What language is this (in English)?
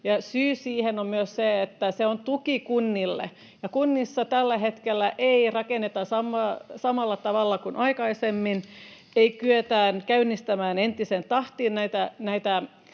Finnish